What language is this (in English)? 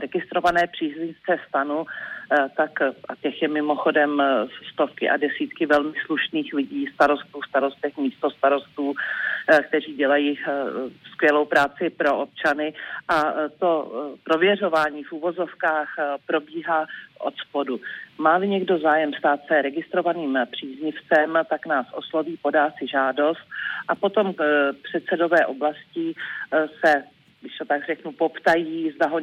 Czech